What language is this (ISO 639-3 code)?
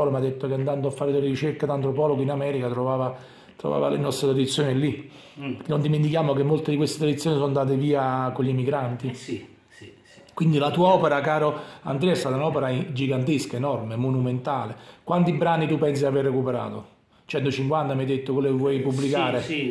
ita